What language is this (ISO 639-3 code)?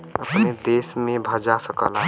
bho